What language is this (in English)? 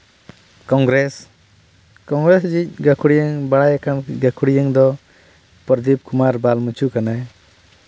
Santali